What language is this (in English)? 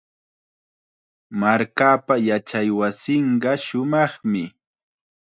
Chiquián Ancash Quechua